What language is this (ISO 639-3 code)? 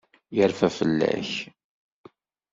kab